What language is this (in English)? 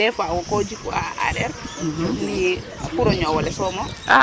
Serer